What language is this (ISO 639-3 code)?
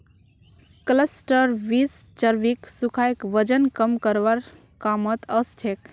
mag